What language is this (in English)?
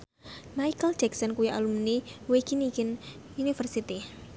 Javanese